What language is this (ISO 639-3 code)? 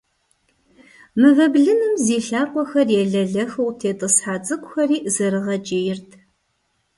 kbd